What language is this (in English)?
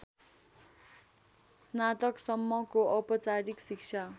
Nepali